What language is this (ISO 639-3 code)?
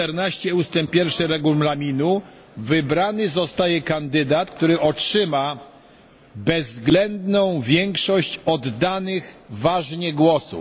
pol